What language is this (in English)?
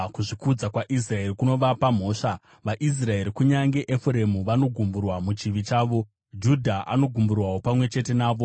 Shona